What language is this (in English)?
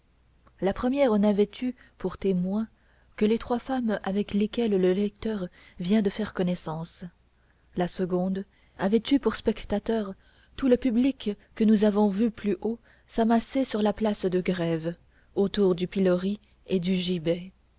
French